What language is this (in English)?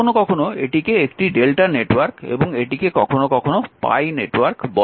Bangla